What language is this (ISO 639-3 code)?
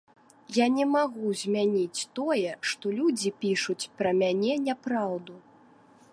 bel